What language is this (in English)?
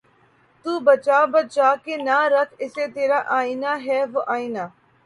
Urdu